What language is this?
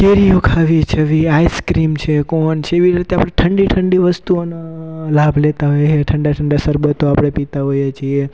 Gujarati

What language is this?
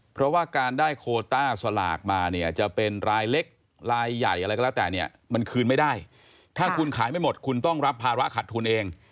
Thai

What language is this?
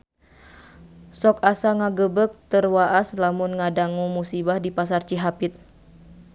Sundanese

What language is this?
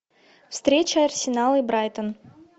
Russian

